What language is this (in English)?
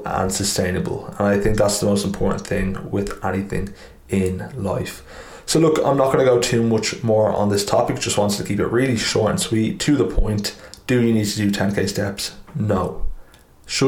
English